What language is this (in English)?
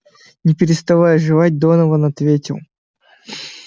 Russian